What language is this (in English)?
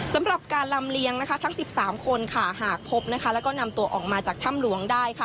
Thai